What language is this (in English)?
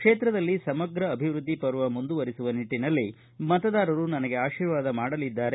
Kannada